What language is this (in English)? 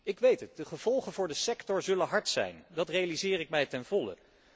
Dutch